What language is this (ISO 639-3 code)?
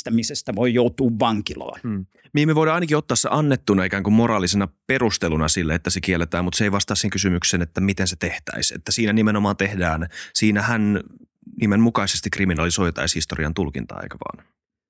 fin